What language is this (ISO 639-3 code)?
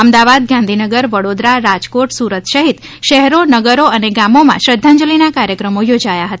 guj